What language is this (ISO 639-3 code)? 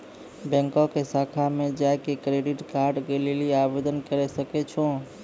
mai